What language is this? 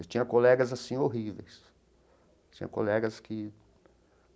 Portuguese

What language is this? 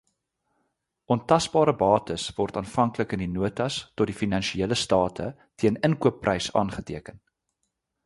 Afrikaans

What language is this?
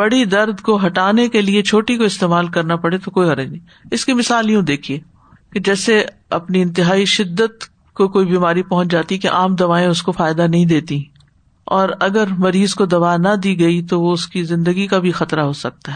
Urdu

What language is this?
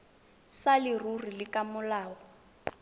Tswana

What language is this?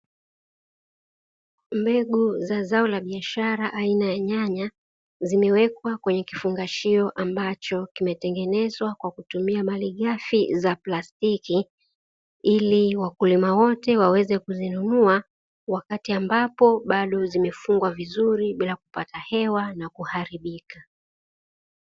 Swahili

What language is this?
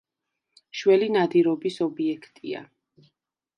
Georgian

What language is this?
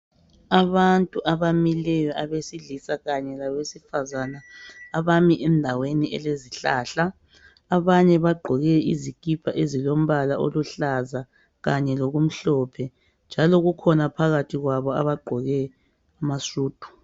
North Ndebele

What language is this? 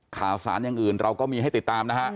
Thai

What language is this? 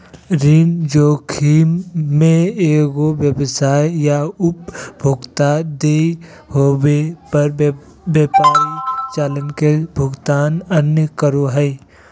Magahi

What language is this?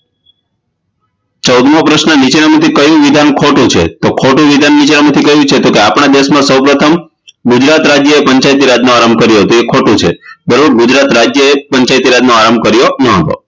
Gujarati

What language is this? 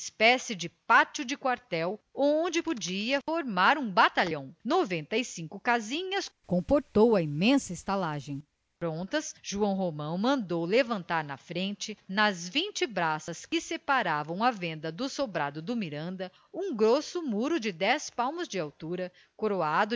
Portuguese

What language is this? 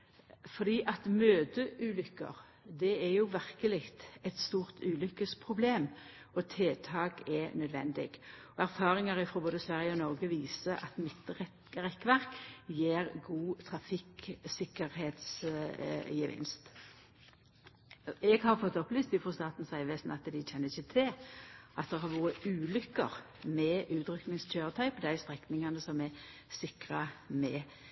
Norwegian Nynorsk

